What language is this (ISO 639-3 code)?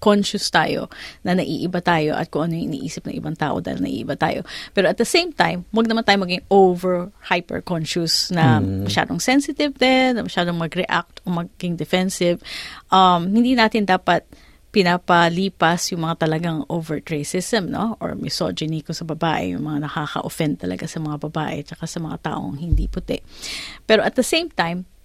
fil